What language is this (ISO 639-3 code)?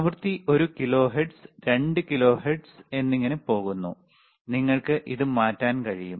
mal